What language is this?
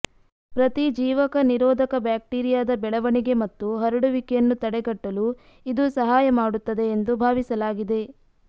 Kannada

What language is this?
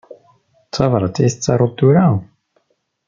Kabyle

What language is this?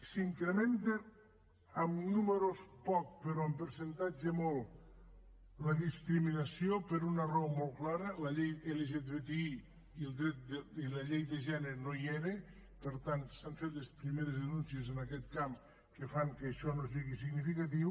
Catalan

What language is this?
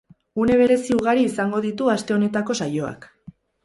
Basque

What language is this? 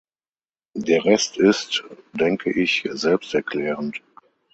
German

